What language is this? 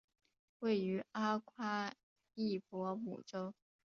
Chinese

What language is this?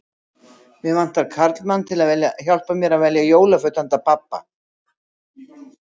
Icelandic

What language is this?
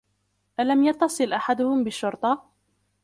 Arabic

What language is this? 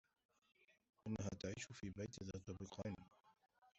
Arabic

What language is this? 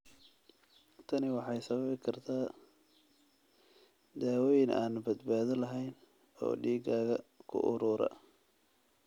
Somali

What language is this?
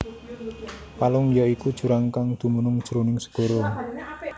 Javanese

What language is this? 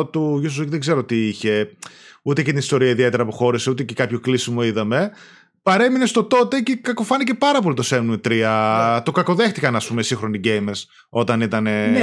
Greek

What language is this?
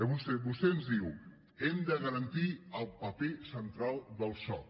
Catalan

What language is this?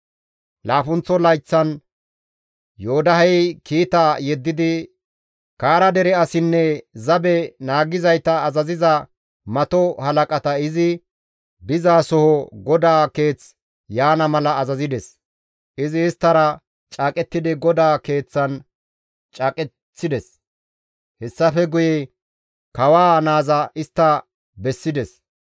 Gamo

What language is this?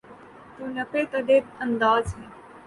Urdu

